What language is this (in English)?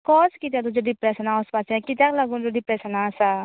Konkani